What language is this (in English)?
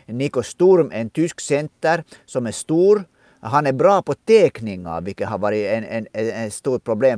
Swedish